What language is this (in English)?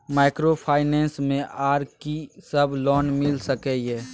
Maithili